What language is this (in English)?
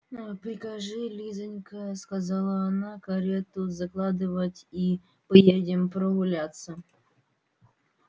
Russian